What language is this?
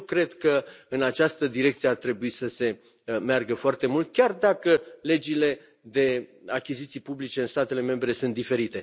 Romanian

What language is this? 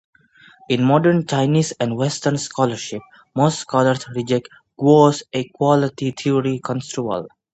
English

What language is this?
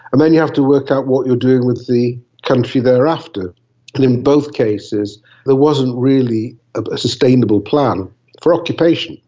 English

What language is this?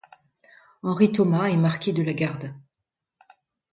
French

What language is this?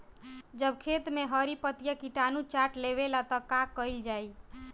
Bhojpuri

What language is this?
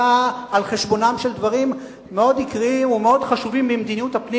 Hebrew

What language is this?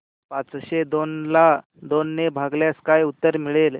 Marathi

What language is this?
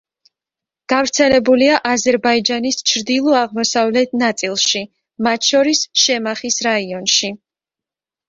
Georgian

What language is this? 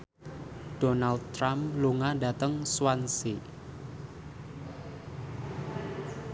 Javanese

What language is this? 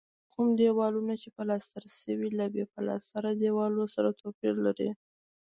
Pashto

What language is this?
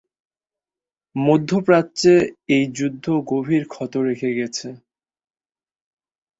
Bangla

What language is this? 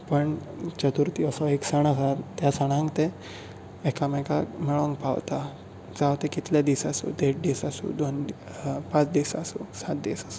Konkani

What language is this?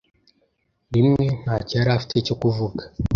Kinyarwanda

